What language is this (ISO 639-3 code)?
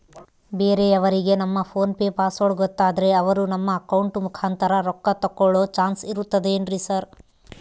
kan